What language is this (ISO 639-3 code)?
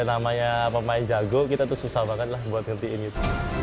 ind